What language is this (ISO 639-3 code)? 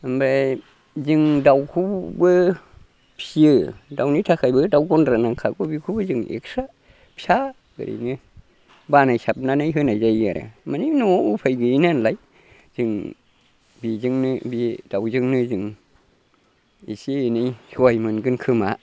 brx